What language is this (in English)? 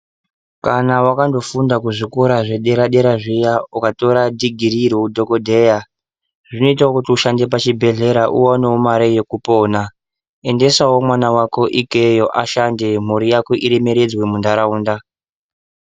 Ndau